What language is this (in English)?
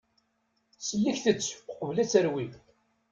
Kabyle